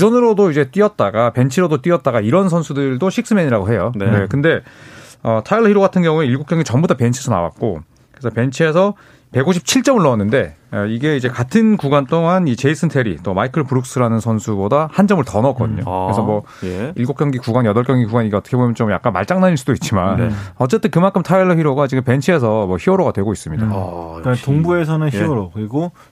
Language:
Korean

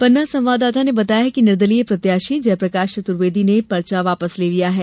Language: Hindi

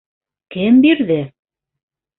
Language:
Bashkir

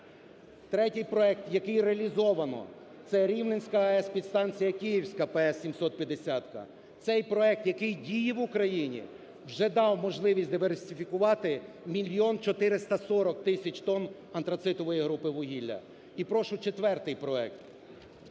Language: Ukrainian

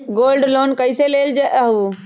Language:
Magahi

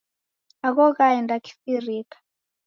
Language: Taita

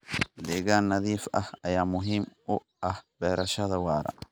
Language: Somali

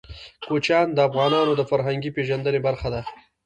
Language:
Pashto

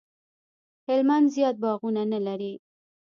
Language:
Pashto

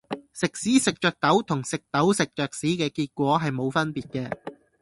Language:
Cantonese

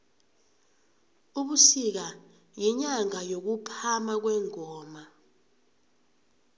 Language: South Ndebele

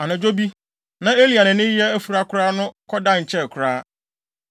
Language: Akan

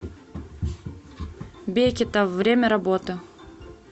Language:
Russian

